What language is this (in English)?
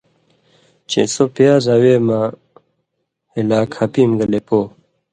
Indus Kohistani